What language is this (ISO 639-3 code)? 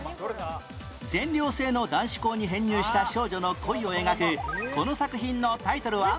jpn